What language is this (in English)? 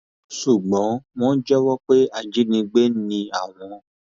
Yoruba